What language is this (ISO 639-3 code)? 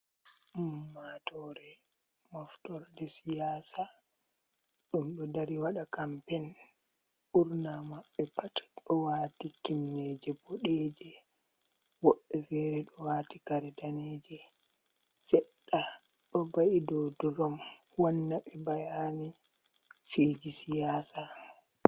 ful